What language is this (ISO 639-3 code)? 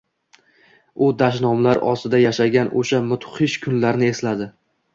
uzb